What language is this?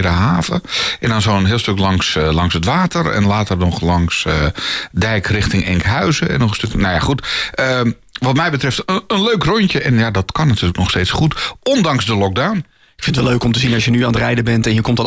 Dutch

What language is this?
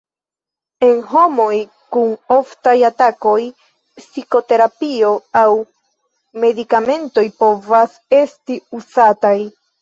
Esperanto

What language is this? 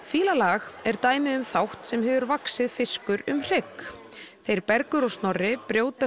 Icelandic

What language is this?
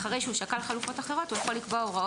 Hebrew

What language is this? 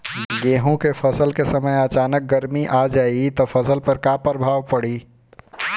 Bhojpuri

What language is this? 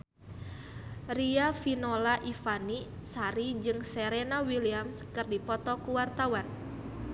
Sundanese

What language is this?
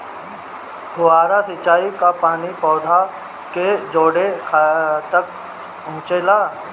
Bhojpuri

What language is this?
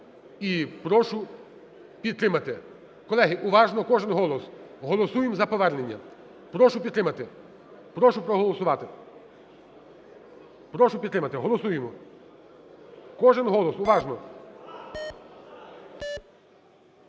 Ukrainian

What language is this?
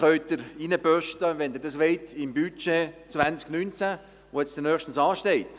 Swiss German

